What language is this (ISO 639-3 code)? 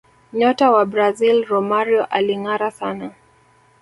swa